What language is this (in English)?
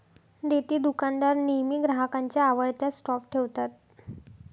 Marathi